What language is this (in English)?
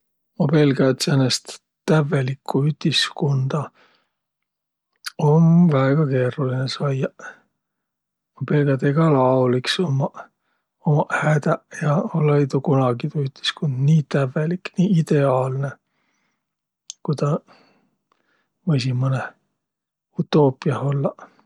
Võro